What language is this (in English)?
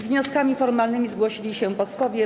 Polish